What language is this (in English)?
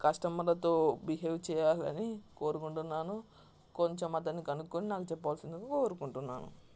Telugu